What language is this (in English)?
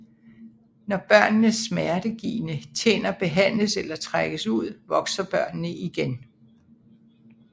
Danish